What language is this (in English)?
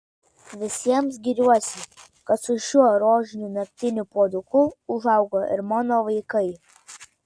Lithuanian